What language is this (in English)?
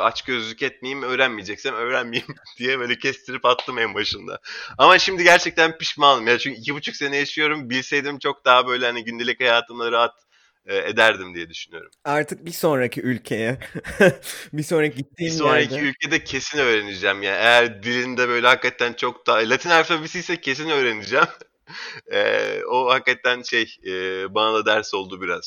Turkish